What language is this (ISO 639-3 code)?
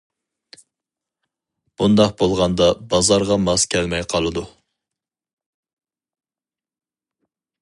uig